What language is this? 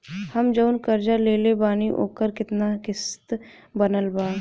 Bhojpuri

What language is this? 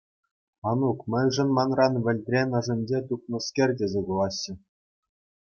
Chuvash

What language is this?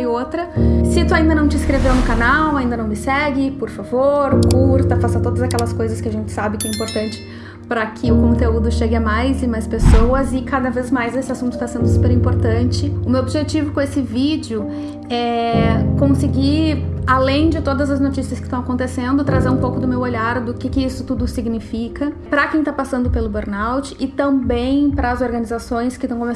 Portuguese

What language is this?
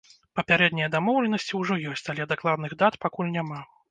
Belarusian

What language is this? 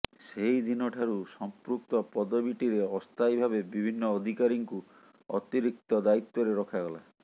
Odia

